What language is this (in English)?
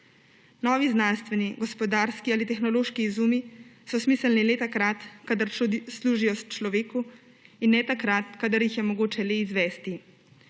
Slovenian